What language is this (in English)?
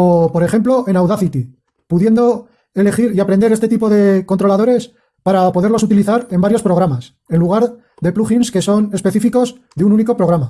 Spanish